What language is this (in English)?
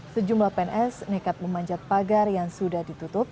Indonesian